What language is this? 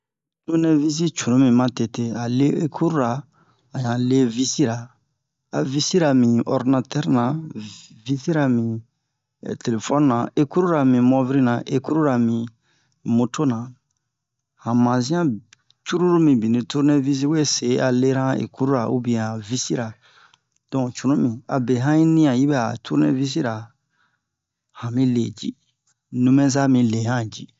Bomu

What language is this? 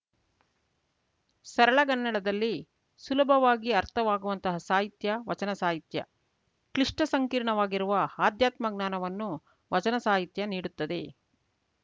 Kannada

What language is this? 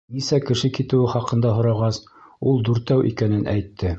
Bashkir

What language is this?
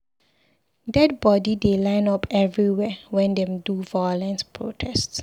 Nigerian Pidgin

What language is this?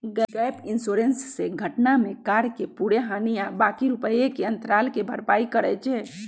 Magahi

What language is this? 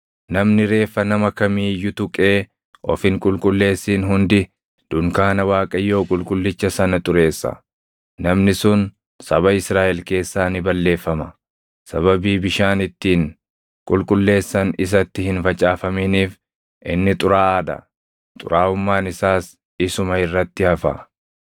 Oromo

